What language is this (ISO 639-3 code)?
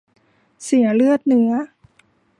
tha